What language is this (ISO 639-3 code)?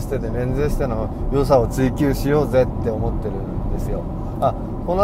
jpn